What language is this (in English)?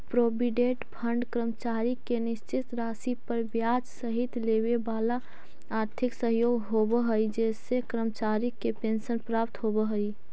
Magahi